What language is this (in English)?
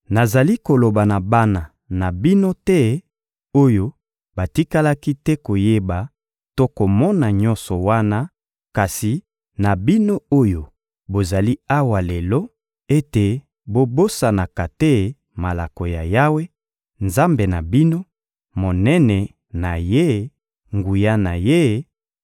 Lingala